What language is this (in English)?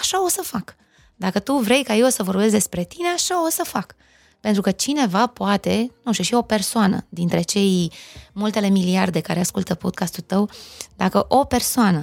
Romanian